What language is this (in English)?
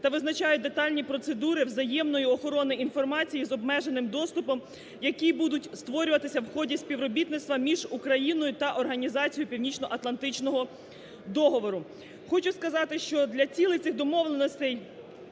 Ukrainian